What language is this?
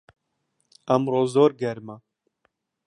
Central Kurdish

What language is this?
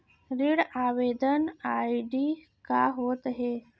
Chhattisgarhi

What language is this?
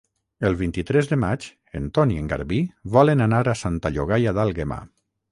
Catalan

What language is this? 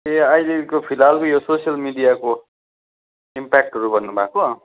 Nepali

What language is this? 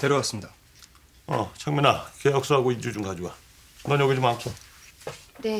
Korean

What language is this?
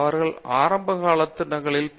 Tamil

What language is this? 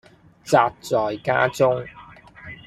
Cantonese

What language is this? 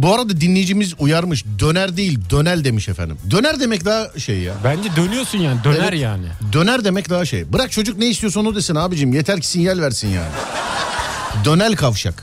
Turkish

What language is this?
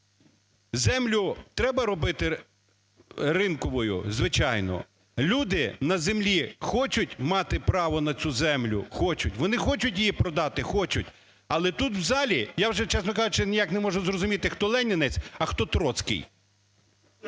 Ukrainian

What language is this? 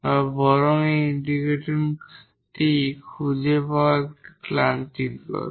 Bangla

